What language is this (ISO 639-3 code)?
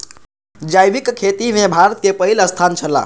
mai